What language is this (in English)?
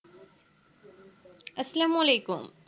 Bangla